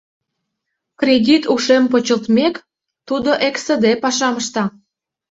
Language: Mari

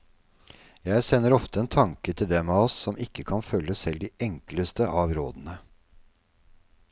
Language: Norwegian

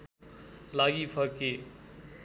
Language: Nepali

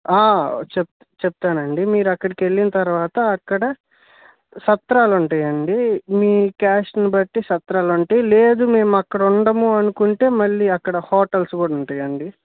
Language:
Telugu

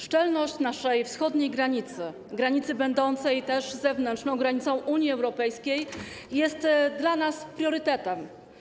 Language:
Polish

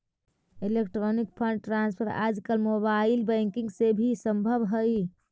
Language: Magahi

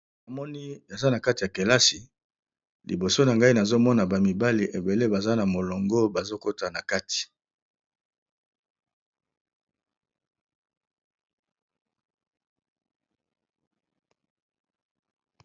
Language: Lingala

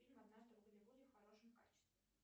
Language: Russian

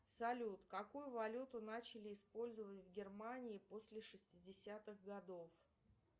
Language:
Russian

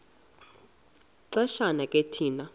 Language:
Xhosa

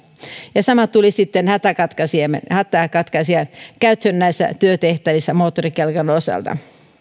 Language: Finnish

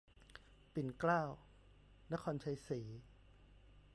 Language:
Thai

